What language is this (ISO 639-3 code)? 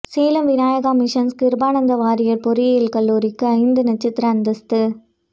tam